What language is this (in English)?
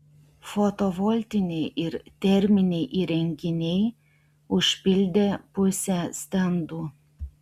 Lithuanian